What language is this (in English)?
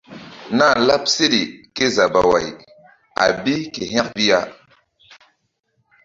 Mbum